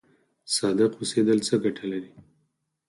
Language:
Pashto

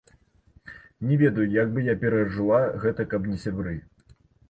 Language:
Belarusian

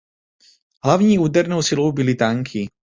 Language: Czech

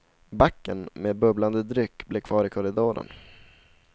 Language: Swedish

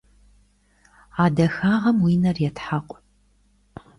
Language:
Kabardian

